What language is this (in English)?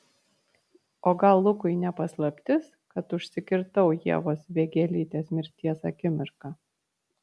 Lithuanian